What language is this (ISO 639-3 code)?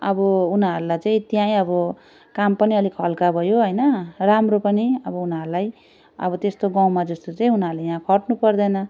nep